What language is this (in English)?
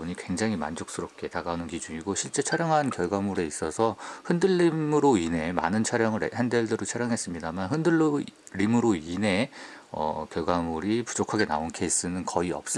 Korean